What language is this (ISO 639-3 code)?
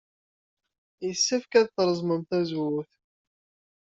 kab